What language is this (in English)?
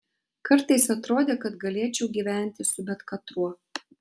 Lithuanian